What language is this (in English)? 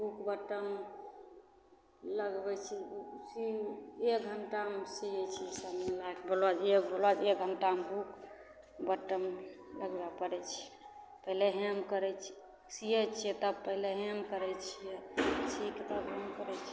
Maithili